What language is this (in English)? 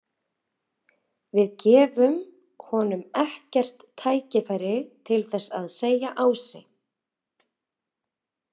Icelandic